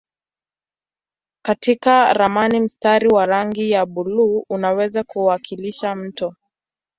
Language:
Swahili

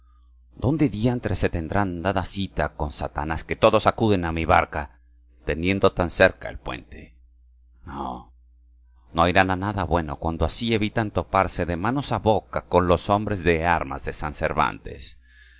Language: Spanish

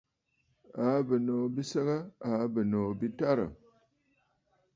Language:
Bafut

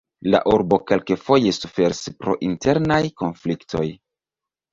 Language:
Esperanto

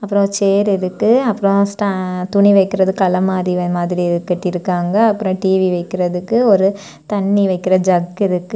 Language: Tamil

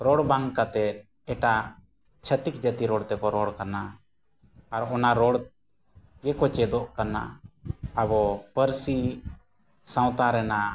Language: Santali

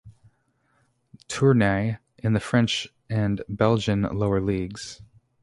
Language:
English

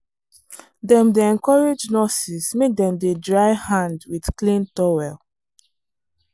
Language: Nigerian Pidgin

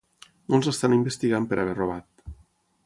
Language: Catalan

